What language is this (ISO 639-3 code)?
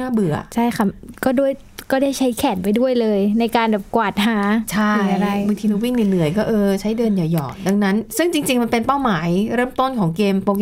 tha